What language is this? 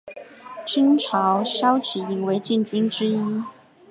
Chinese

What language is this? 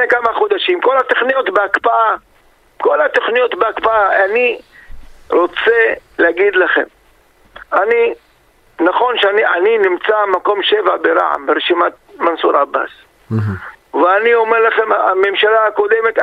Hebrew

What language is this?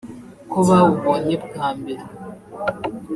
Kinyarwanda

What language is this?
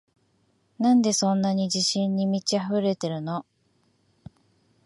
Japanese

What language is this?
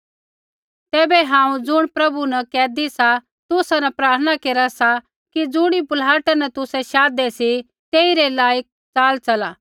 Kullu Pahari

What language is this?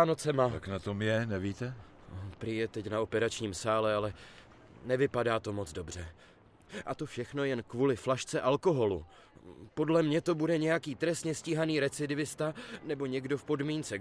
Czech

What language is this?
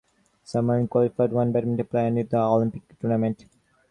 English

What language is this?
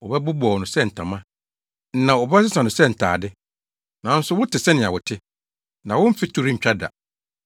Akan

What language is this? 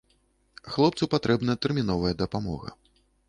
Belarusian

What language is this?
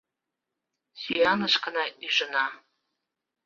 Mari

